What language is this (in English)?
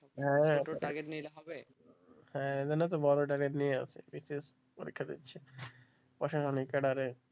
Bangla